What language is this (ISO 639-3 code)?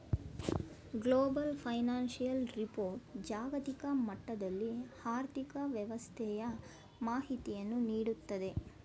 kan